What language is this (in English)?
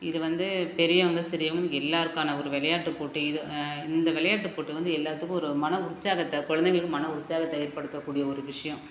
Tamil